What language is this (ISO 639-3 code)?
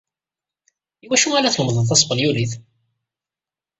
kab